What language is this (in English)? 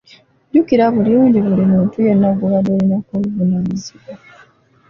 Ganda